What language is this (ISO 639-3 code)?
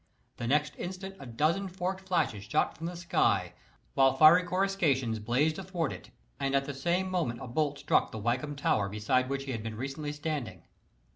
eng